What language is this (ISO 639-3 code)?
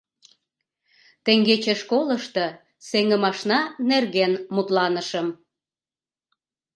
chm